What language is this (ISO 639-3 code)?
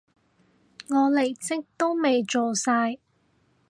yue